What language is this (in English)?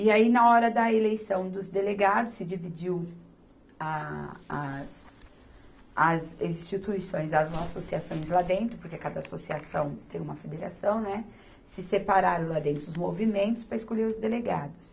Portuguese